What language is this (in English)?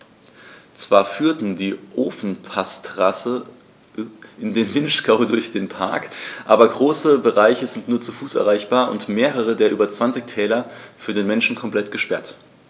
German